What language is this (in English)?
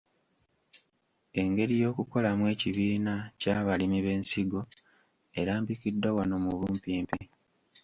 Ganda